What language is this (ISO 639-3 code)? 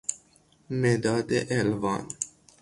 fas